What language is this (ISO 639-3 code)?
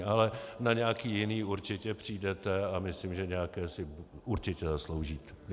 ces